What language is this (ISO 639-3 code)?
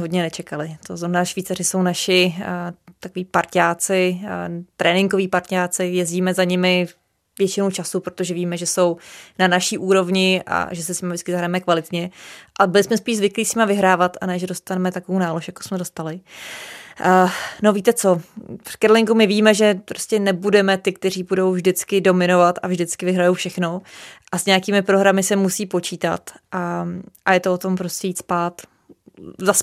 ces